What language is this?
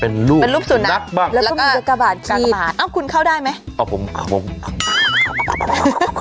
Thai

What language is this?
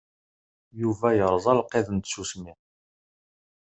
Kabyle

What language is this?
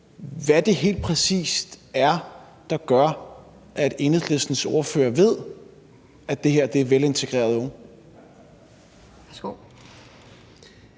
Danish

